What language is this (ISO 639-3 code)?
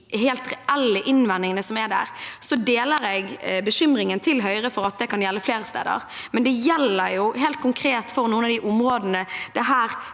nor